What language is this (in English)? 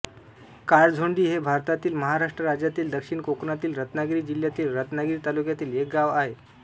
Marathi